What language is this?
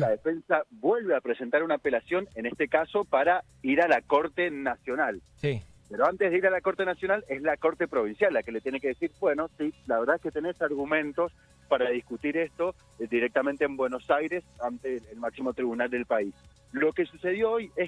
Spanish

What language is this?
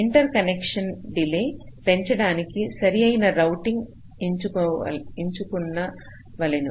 Telugu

